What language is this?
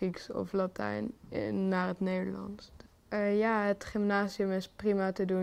Dutch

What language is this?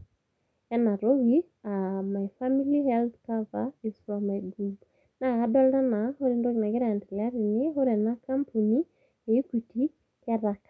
Masai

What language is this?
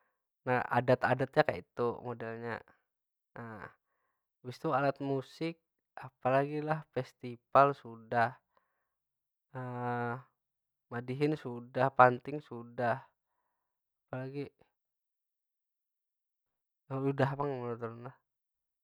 Banjar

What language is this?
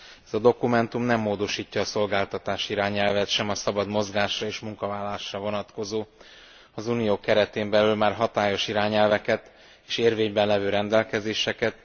Hungarian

